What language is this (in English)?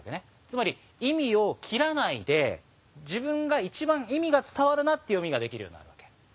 Japanese